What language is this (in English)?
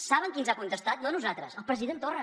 Catalan